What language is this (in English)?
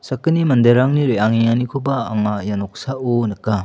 Garo